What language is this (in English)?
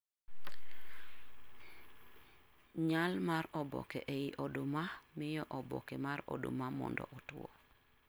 Luo (Kenya and Tanzania)